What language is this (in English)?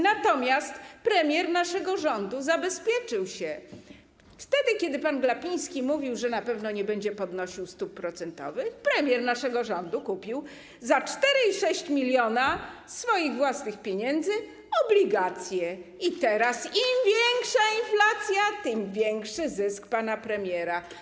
Polish